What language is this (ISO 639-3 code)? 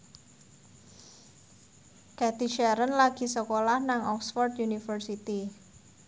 jav